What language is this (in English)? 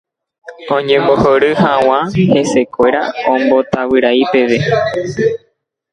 Guarani